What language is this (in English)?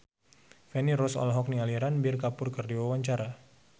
Sundanese